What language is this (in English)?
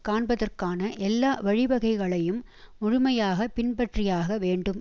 Tamil